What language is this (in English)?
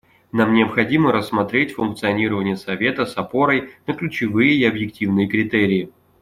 Russian